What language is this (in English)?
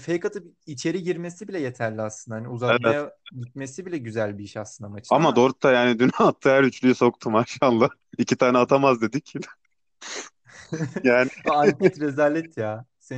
Turkish